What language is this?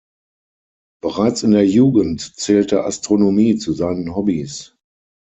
German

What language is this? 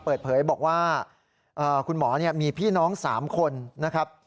Thai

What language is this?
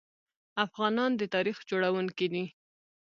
Pashto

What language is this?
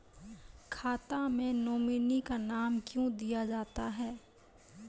Maithili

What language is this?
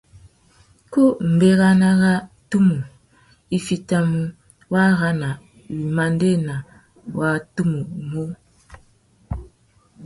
Tuki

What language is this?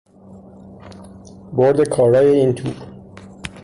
Persian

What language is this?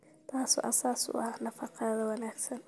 Somali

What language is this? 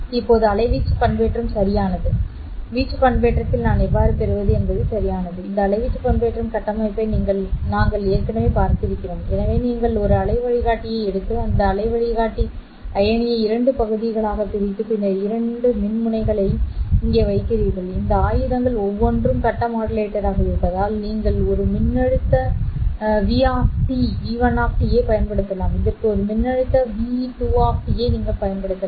Tamil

